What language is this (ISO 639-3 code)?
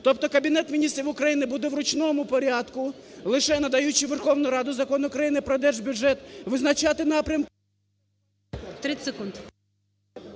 ukr